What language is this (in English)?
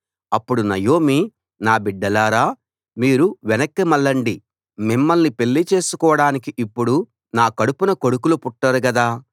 Telugu